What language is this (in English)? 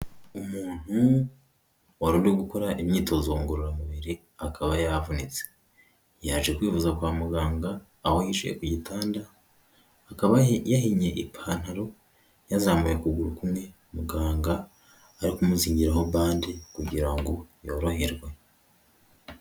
Kinyarwanda